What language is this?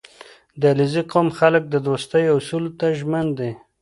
Pashto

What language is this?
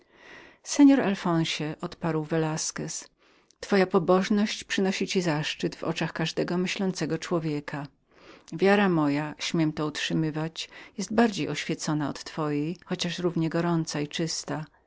Polish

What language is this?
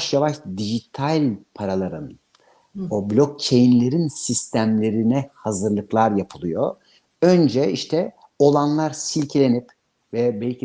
Turkish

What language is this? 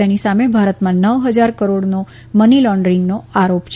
Gujarati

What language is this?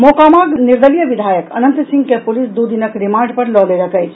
Maithili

